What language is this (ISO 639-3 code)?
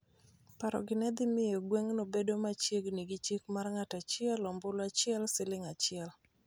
luo